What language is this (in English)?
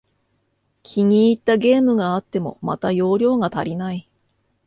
Japanese